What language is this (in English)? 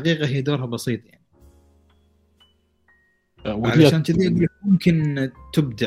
Arabic